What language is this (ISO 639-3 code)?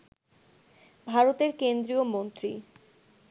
ben